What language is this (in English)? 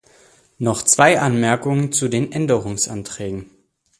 German